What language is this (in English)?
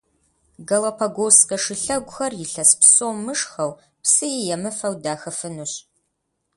Kabardian